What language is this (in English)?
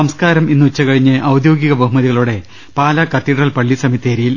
Malayalam